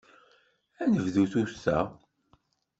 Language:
Kabyle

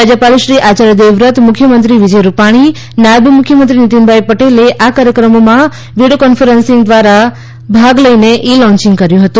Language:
Gujarati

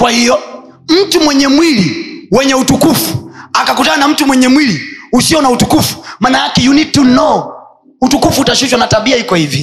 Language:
Swahili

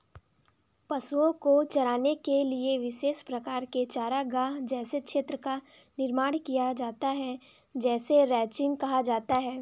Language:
Hindi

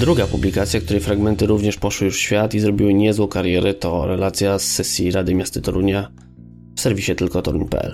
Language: Polish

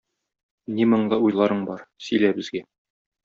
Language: Tatar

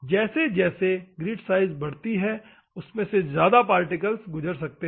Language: Hindi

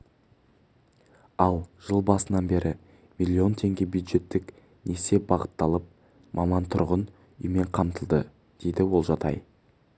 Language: Kazakh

